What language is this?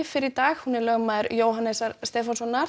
Icelandic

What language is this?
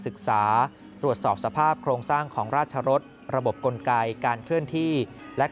Thai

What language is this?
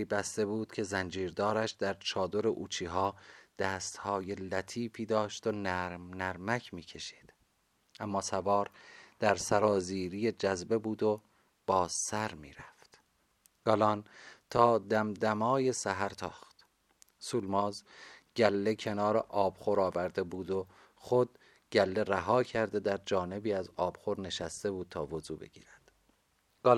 Persian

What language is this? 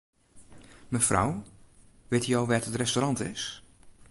Western Frisian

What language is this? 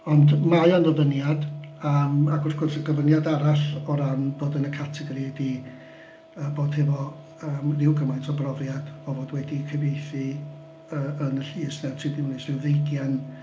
Welsh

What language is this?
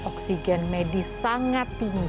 Indonesian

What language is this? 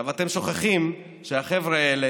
Hebrew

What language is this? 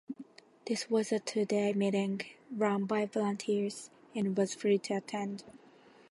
English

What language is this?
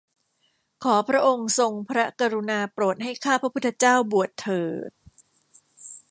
Thai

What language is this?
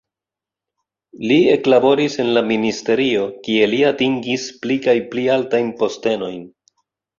Esperanto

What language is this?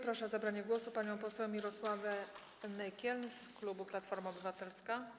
Polish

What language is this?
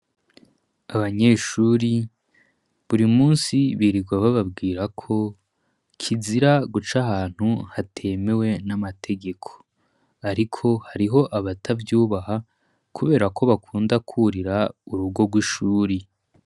Rundi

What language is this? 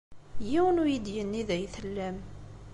Kabyle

